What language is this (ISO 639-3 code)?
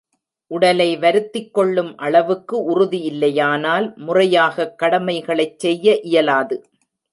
tam